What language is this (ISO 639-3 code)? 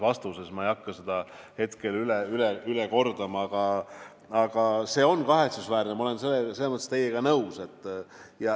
est